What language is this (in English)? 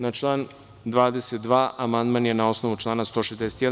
Serbian